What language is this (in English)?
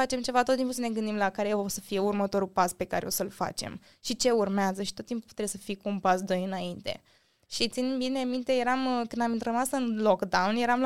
Romanian